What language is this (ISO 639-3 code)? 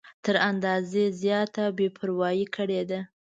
pus